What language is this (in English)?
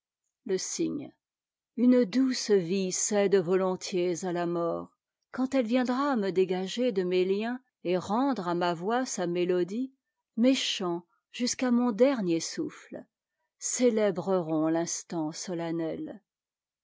French